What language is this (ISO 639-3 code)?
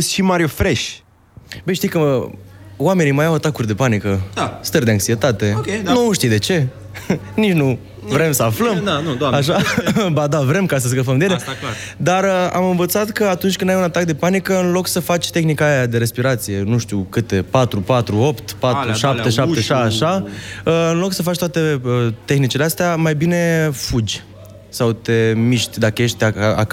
ron